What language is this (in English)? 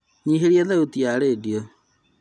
Kikuyu